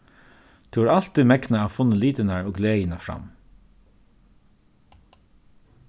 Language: Faroese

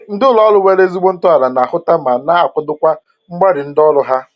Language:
Igbo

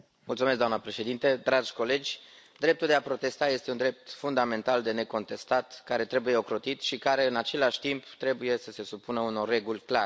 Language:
Romanian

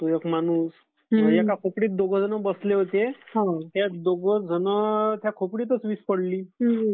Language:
Marathi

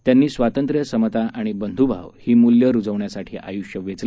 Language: Marathi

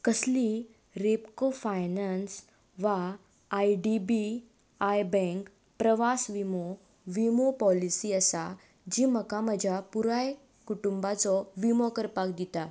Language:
Konkani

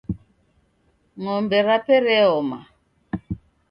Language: Taita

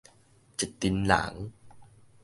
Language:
Min Nan Chinese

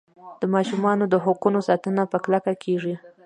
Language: Pashto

